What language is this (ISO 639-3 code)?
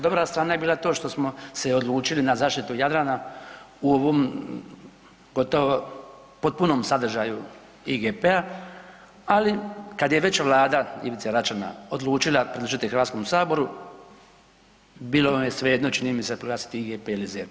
hrv